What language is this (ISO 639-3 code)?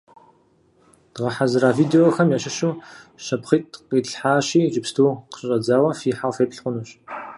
kbd